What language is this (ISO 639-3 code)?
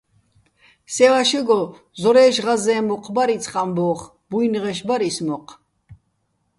bbl